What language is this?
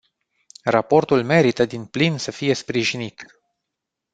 Romanian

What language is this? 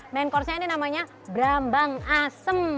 Indonesian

